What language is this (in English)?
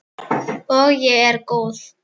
Icelandic